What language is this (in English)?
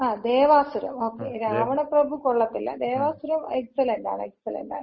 Malayalam